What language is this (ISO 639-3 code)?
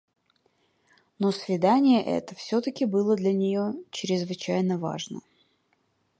rus